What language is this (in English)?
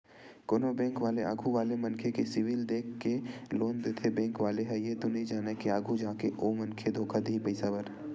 Chhattisgarhi